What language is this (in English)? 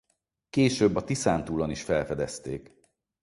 Hungarian